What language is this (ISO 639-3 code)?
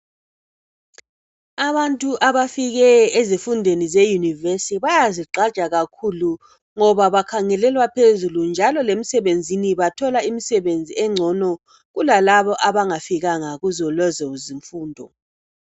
nde